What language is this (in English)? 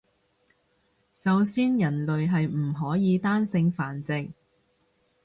Cantonese